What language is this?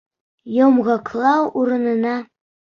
Bashkir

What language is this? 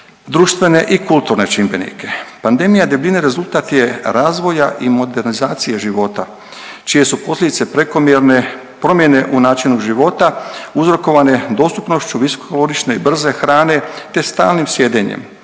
Croatian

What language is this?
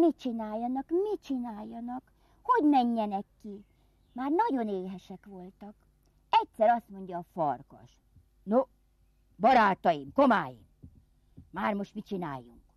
Hungarian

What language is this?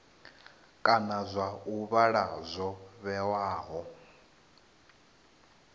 Venda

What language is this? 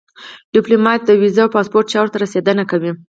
Pashto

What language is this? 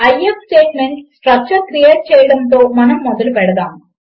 Telugu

